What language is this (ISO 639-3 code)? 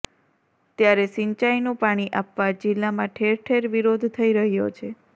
guj